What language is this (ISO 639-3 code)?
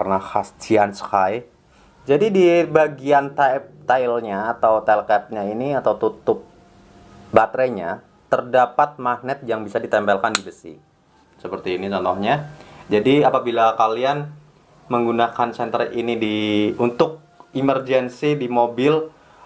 ind